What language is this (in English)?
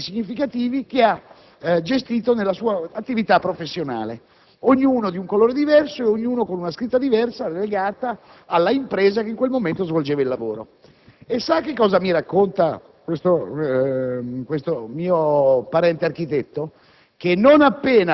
Italian